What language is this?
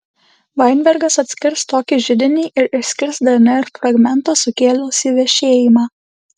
Lithuanian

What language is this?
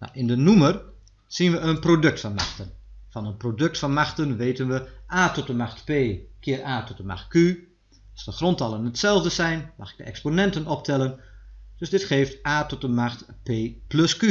Dutch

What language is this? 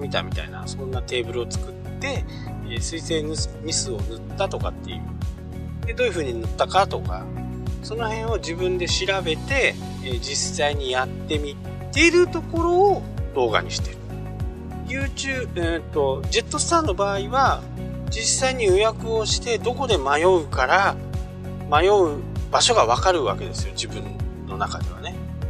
Japanese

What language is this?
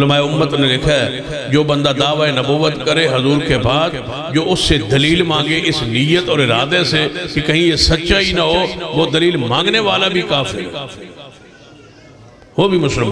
Arabic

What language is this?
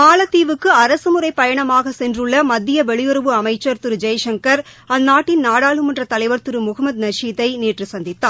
Tamil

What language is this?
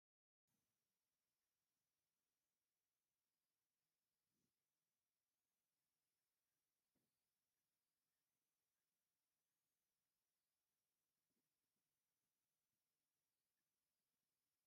Tigrinya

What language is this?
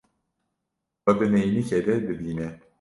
Kurdish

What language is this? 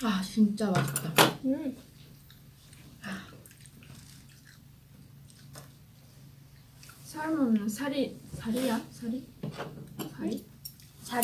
Korean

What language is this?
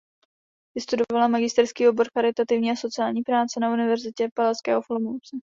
Czech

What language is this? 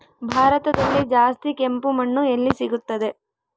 Kannada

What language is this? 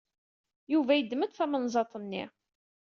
Kabyle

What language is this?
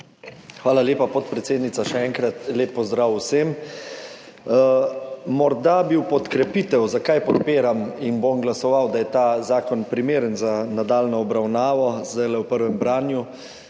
Slovenian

